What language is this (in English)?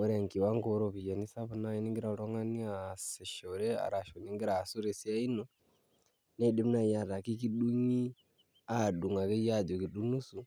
Masai